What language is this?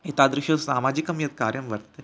Sanskrit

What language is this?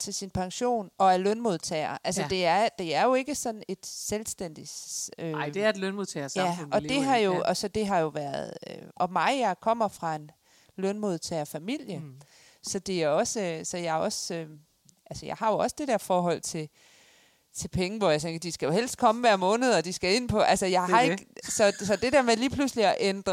Danish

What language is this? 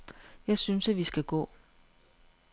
Danish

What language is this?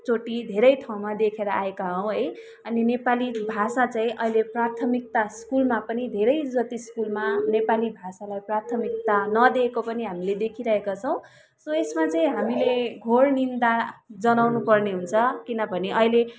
Nepali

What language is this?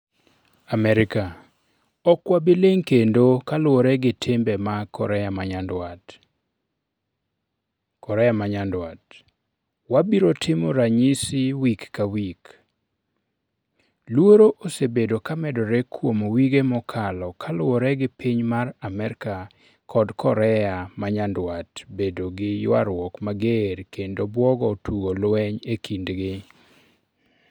Luo (Kenya and Tanzania)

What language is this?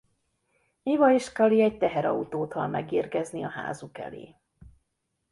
Hungarian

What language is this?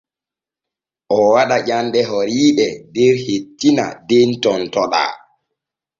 Borgu Fulfulde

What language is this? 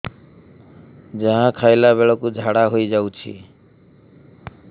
Odia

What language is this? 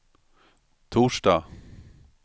Swedish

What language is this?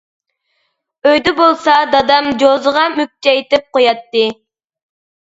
Uyghur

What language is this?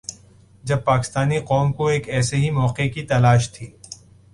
Urdu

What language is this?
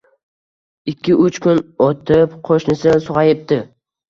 Uzbek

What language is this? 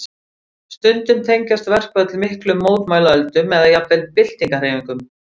Icelandic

